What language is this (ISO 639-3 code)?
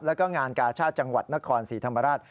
tha